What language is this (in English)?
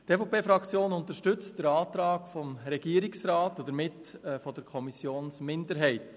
Swiss German